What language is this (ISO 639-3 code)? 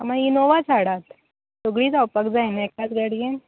kok